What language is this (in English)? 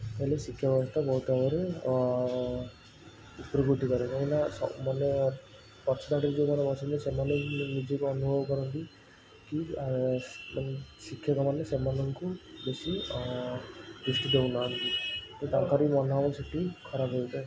Odia